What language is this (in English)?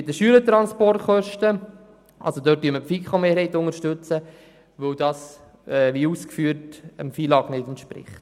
Swiss German